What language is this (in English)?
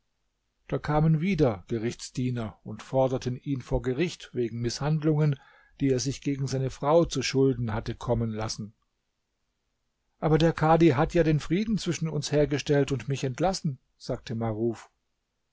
German